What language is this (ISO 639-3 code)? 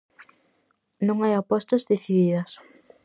glg